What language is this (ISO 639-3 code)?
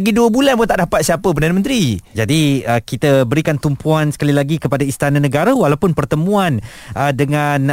msa